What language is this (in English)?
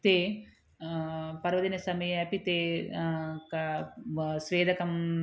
Sanskrit